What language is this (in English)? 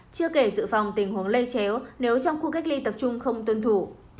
Vietnamese